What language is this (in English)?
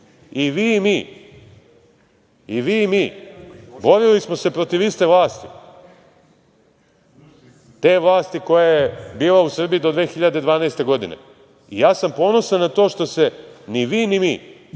Serbian